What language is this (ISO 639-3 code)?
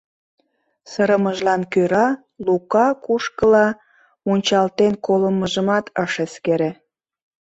chm